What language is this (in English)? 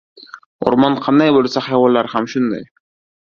Uzbek